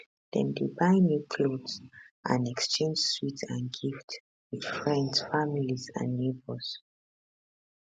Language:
Nigerian Pidgin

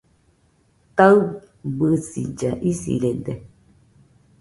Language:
Nüpode Huitoto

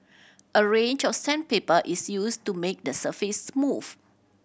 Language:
English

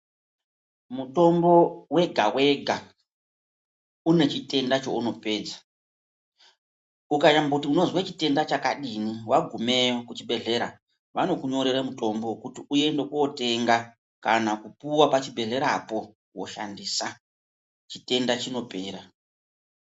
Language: Ndau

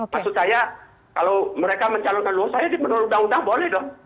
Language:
Indonesian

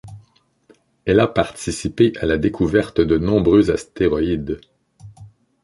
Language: French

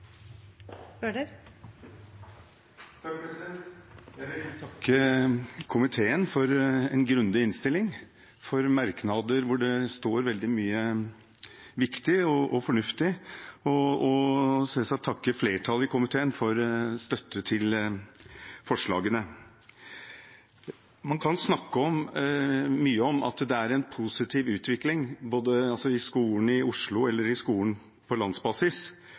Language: Norwegian Bokmål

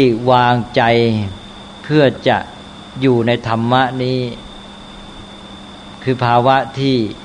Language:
Thai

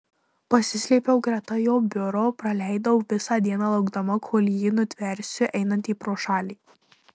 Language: Lithuanian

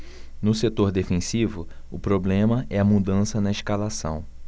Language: Portuguese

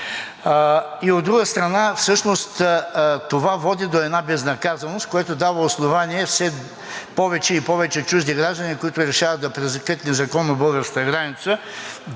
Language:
Bulgarian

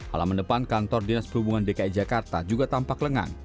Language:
Indonesian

